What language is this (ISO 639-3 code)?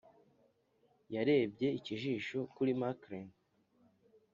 kin